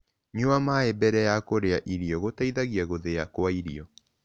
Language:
Kikuyu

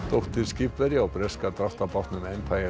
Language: Icelandic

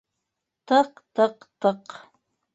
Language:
Bashkir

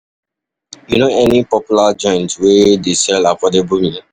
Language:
Nigerian Pidgin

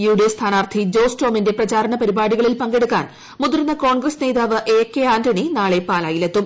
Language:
Malayalam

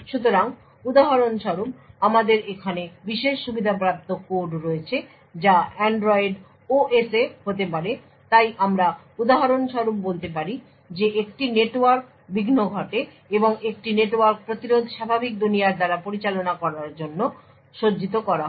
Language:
Bangla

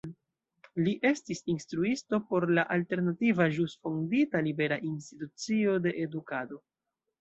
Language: Esperanto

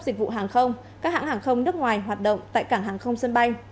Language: Vietnamese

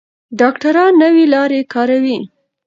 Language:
Pashto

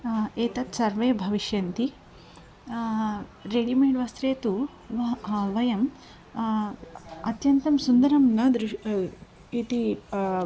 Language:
Sanskrit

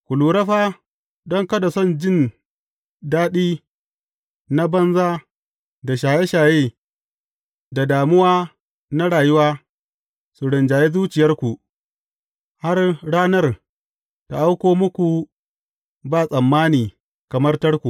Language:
Hausa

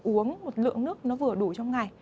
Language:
Vietnamese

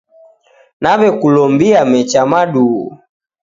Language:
Taita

